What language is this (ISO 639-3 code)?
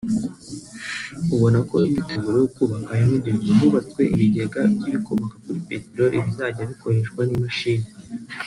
kin